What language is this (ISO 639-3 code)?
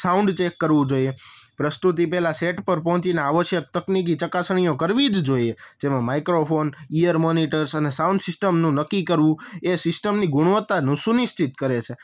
guj